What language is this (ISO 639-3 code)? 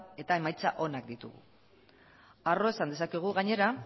eus